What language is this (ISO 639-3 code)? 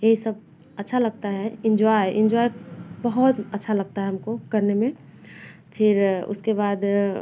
hin